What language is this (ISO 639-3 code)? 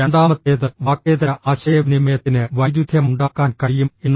mal